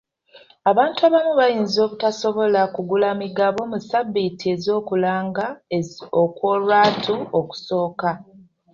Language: Ganda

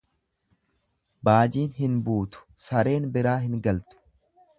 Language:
Oromo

